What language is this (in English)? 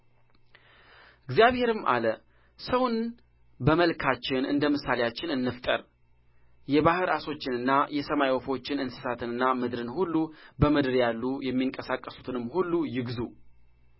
Amharic